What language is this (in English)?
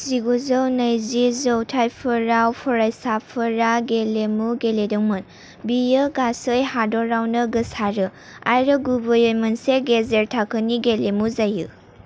Bodo